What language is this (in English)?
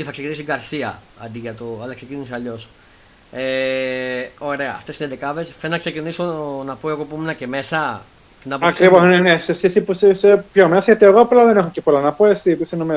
Greek